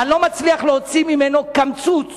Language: Hebrew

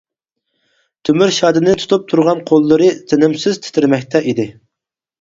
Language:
Uyghur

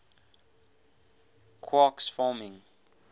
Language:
English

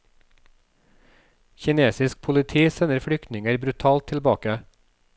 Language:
Norwegian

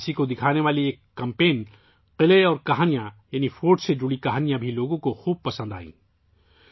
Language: Urdu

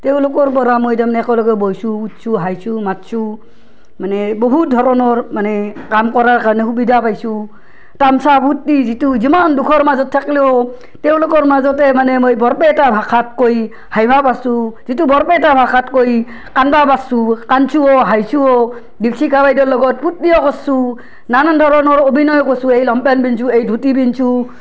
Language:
Assamese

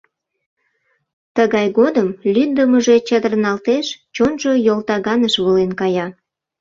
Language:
Mari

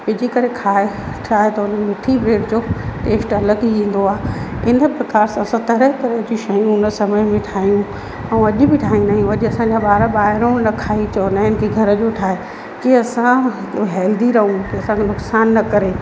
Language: Sindhi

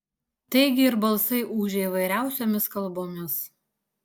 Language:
Lithuanian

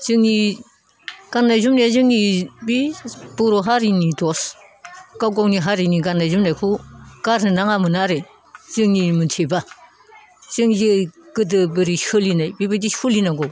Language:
Bodo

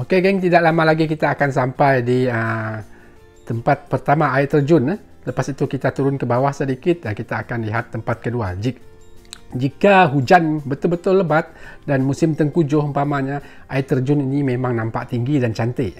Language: Malay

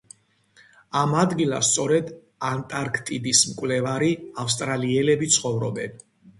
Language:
Georgian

